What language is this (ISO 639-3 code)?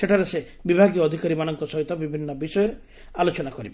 ori